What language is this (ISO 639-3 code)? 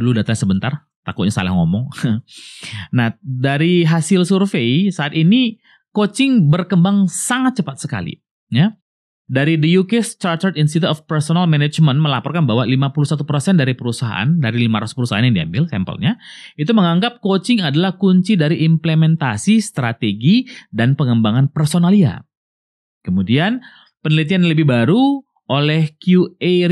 ind